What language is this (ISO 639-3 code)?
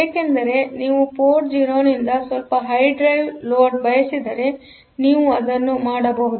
kan